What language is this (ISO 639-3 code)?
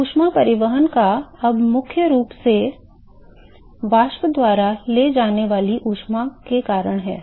hin